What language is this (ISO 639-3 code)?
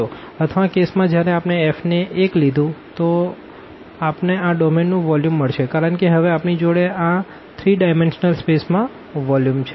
guj